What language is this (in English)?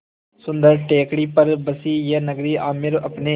Hindi